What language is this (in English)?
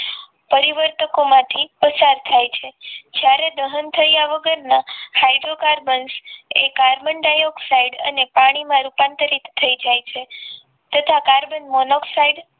Gujarati